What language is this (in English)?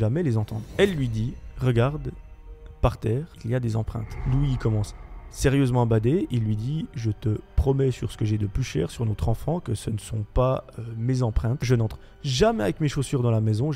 French